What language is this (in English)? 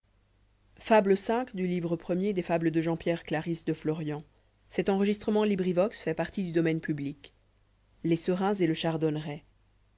French